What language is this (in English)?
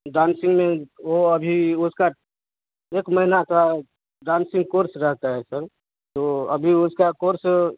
Hindi